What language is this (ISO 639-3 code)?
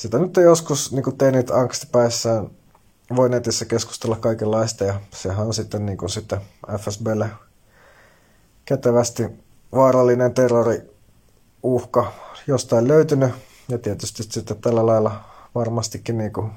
fin